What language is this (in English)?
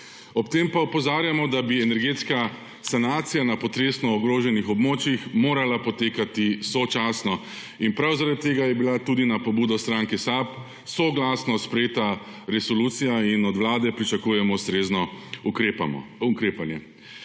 Slovenian